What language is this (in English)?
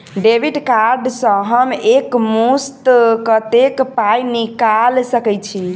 Maithili